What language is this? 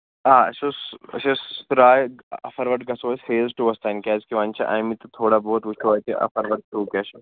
Kashmiri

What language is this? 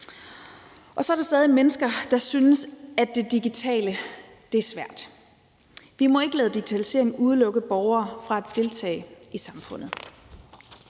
Danish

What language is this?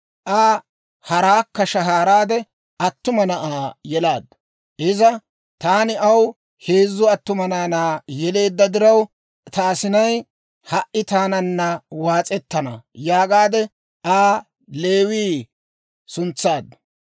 Dawro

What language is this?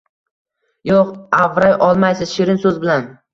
Uzbek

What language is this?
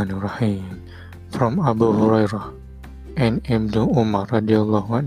Malay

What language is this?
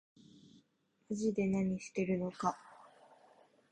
Japanese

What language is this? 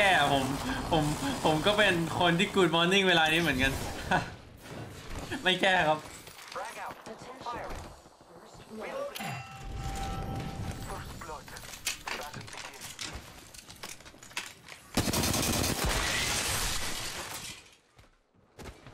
Thai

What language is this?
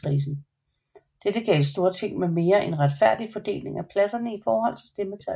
Danish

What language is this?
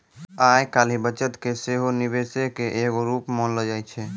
Maithili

